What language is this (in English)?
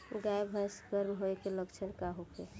Bhojpuri